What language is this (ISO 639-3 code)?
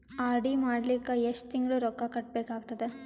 kan